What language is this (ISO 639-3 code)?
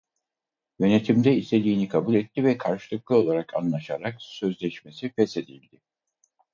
tur